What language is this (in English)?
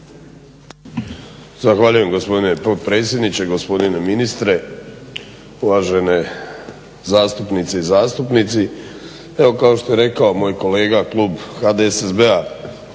Croatian